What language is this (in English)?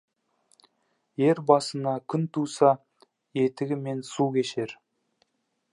Kazakh